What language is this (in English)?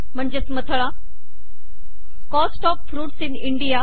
Marathi